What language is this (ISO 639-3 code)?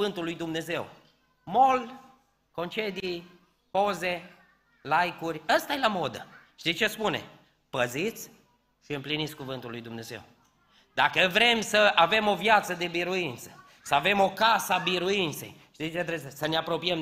ron